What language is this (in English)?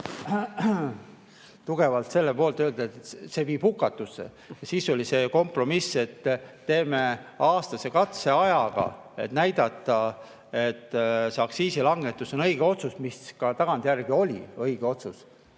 Estonian